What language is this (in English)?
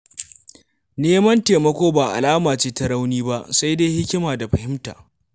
Hausa